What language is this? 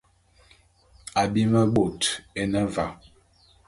Bulu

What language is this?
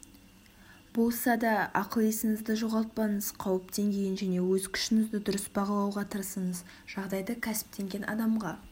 Kazakh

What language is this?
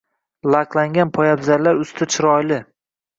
Uzbek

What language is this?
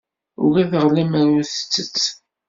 Kabyle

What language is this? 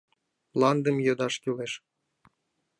Mari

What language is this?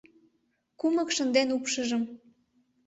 Mari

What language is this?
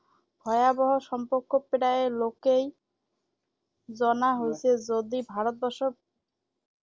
Assamese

